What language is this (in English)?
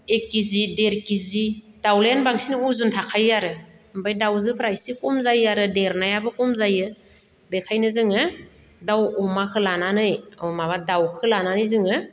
Bodo